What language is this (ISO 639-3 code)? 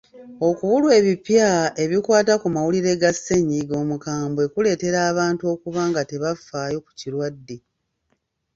lug